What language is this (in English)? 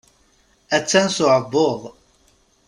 Kabyle